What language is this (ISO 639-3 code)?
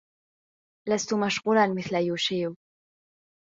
ara